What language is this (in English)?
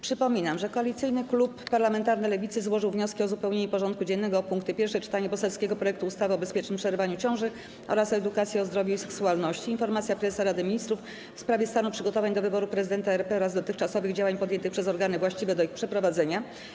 Polish